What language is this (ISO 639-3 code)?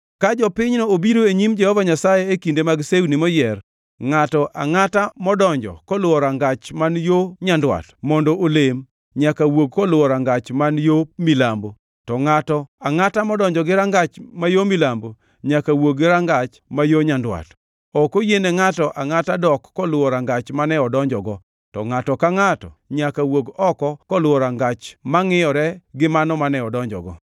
luo